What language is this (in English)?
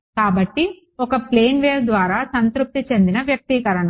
Telugu